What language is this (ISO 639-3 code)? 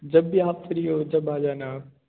hin